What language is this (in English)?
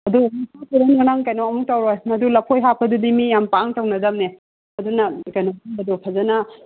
Manipuri